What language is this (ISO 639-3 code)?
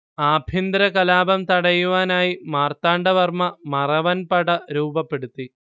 mal